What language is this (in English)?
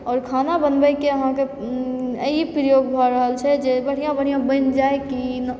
Maithili